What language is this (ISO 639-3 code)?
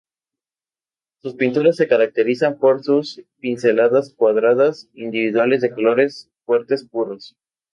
spa